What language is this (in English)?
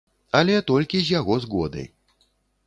Belarusian